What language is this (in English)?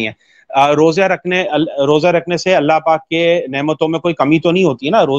Urdu